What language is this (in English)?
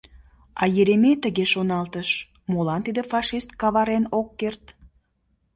Mari